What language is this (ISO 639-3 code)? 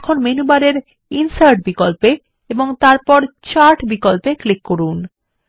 ben